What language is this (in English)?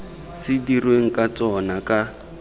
Tswana